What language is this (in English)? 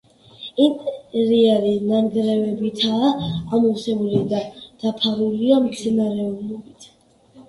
Georgian